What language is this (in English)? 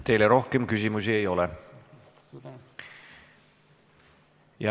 Estonian